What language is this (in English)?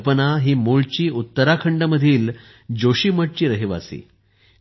Marathi